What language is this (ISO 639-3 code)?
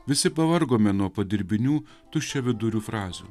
lit